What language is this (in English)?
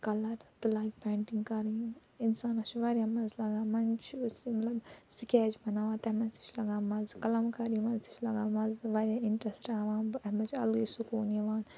Kashmiri